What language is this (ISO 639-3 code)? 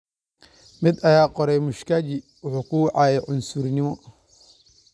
som